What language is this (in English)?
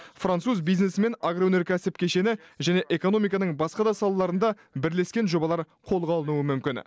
Kazakh